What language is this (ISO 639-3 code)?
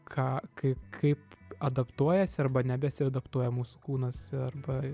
lit